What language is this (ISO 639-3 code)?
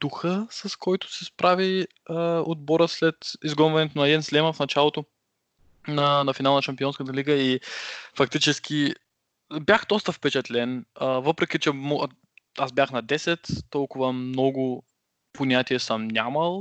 bul